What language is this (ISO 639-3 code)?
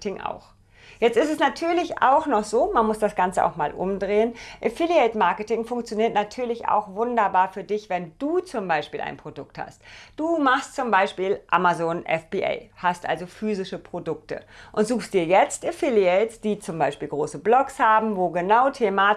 deu